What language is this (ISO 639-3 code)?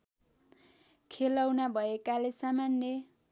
nep